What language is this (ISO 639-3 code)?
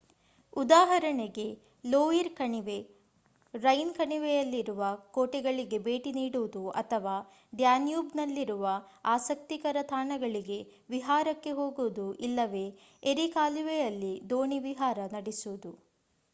kan